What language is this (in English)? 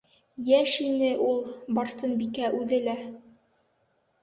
Bashkir